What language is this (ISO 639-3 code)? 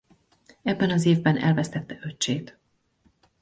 hun